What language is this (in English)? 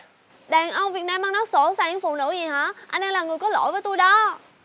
Vietnamese